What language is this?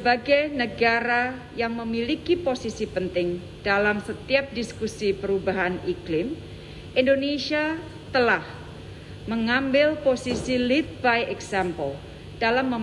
Indonesian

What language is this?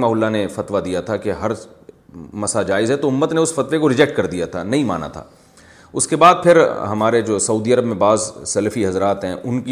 Urdu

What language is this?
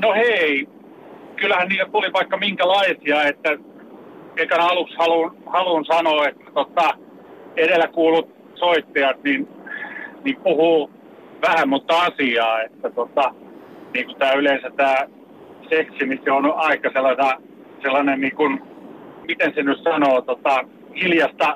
Finnish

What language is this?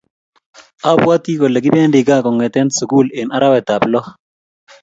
Kalenjin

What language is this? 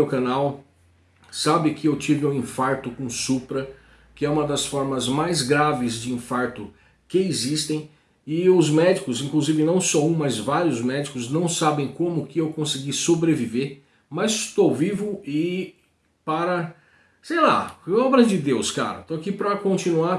Portuguese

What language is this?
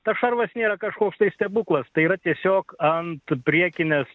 Lithuanian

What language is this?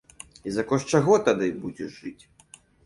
Belarusian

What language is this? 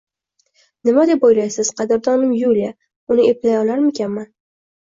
Uzbek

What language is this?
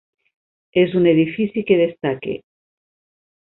Catalan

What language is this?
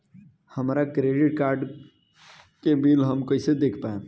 Bhojpuri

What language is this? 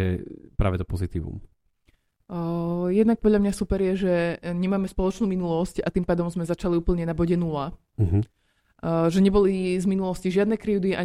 Slovak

